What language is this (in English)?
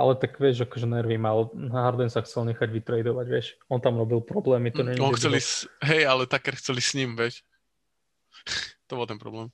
Slovak